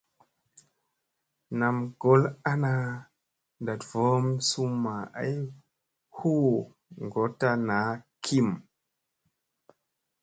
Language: Musey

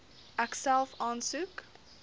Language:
Afrikaans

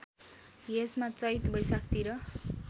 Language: Nepali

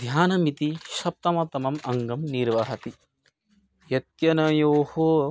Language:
Sanskrit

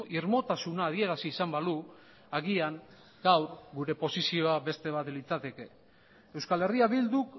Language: Basque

